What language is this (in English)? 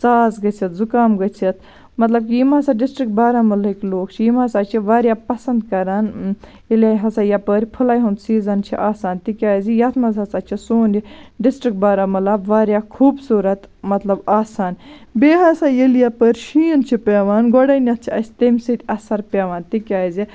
Kashmiri